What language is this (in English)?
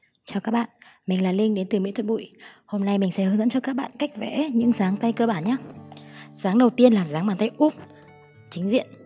Vietnamese